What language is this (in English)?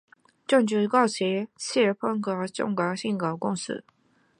Chinese